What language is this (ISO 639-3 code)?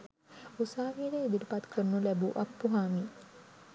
sin